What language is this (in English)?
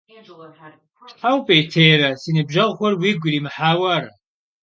Kabardian